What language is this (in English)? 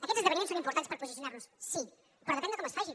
Catalan